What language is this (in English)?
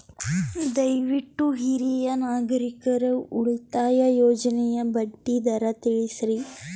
Kannada